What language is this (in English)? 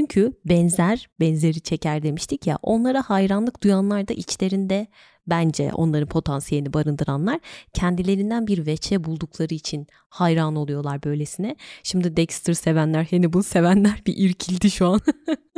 Turkish